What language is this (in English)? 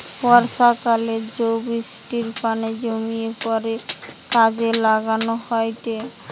Bangla